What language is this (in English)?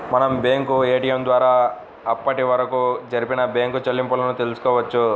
Telugu